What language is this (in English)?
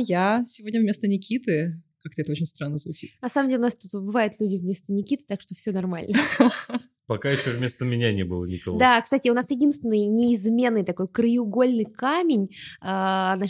Russian